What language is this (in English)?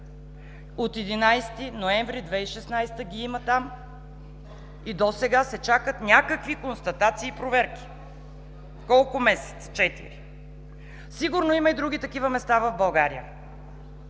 Bulgarian